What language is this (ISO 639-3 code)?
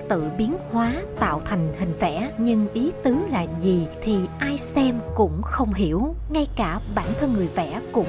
vie